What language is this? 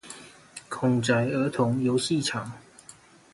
Chinese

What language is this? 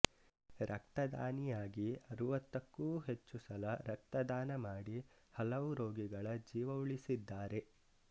Kannada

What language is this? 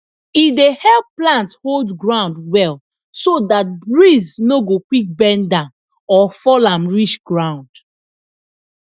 Nigerian Pidgin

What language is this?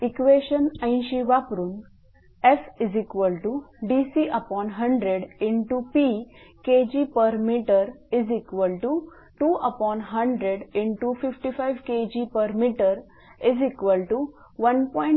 Marathi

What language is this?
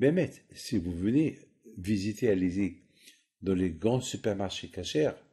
French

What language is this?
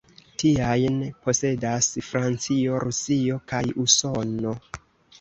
Esperanto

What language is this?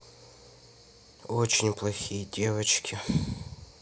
Russian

